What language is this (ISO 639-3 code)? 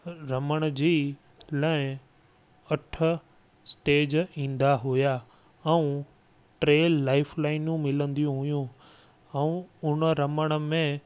snd